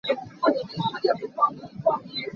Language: Hakha Chin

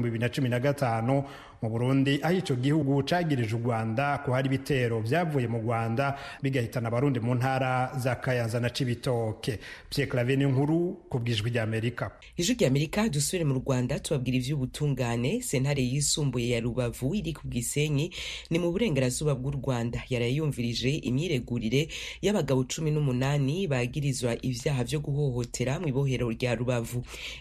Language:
Swahili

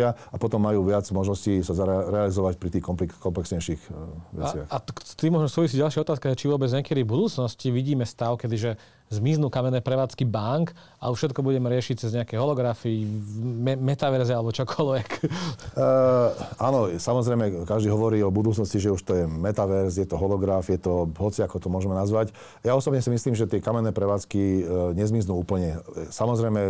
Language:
Slovak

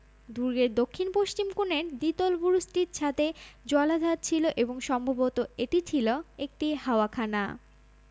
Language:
Bangla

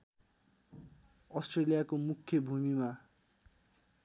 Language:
Nepali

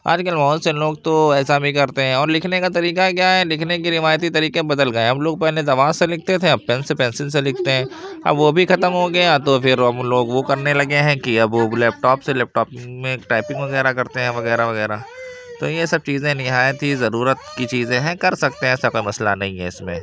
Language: Urdu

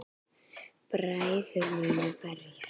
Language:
Icelandic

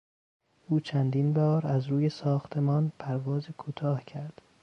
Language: Persian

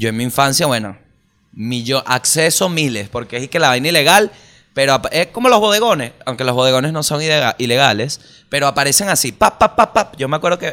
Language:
Spanish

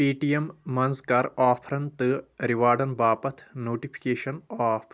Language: Kashmiri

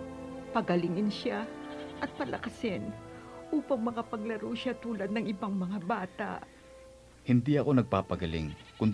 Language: Filipino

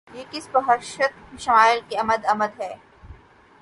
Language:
Urdu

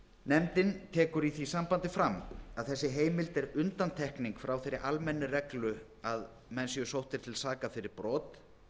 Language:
Icelandic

